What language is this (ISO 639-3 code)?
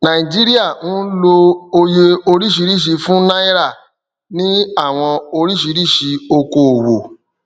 yor